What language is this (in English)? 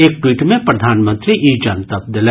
Maithili